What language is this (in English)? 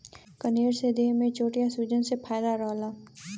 Bhojpuri